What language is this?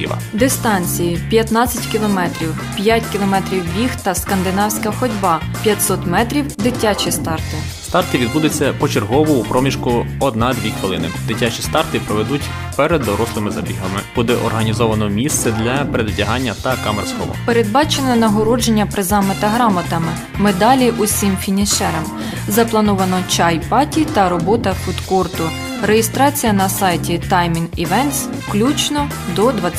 Ukrainian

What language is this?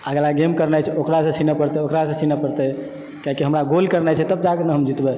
Maithili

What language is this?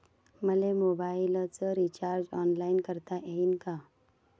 Marathi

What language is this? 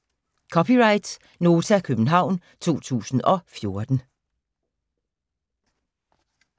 Danish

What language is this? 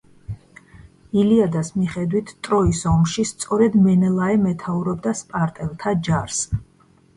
Georgian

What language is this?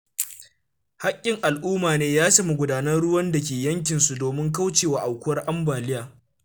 Hausa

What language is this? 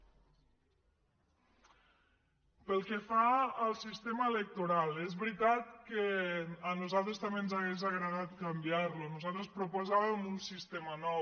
Catalan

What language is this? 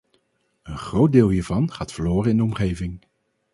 Dutch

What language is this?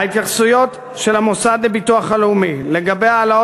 Hebrew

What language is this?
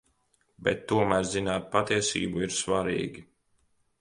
Latvian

